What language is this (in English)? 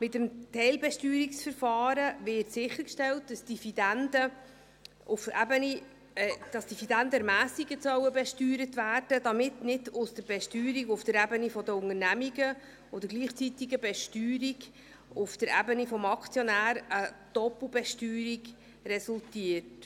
Swiss German